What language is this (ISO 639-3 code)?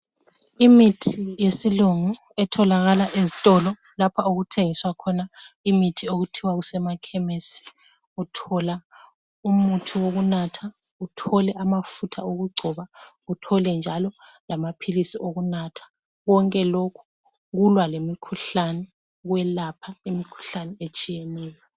nde